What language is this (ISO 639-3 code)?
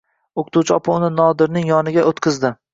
uzb